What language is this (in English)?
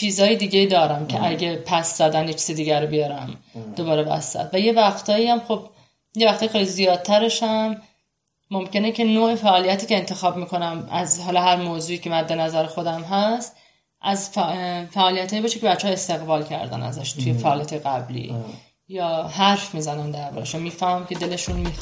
Persian